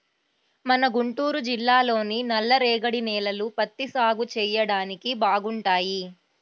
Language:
Telugu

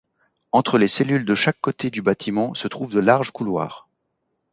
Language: French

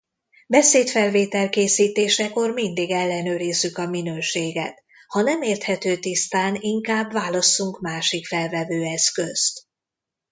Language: Hungarian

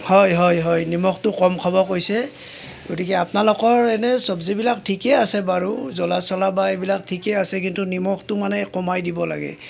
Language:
Assamese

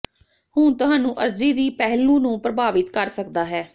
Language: Punjabi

